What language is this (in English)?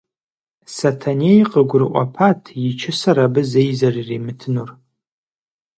Kabardian